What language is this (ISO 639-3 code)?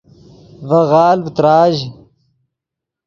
ydg